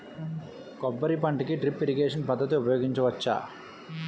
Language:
Telugu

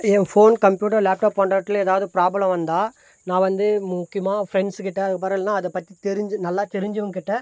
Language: Tamil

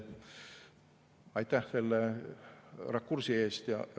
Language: Estonian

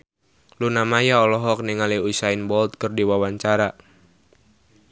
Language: Sundanese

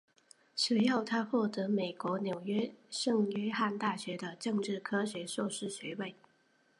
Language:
Chinese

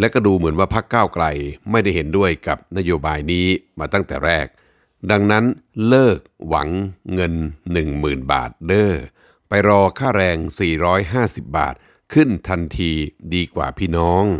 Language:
Thai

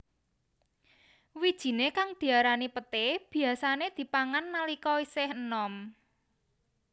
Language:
Javanese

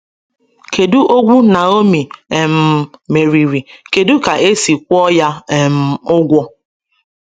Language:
Igbo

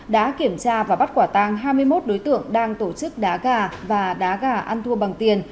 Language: Vietnamese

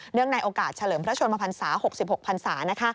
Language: Thai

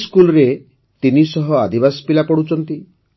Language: Odia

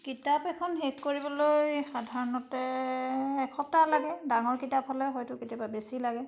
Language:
Assamese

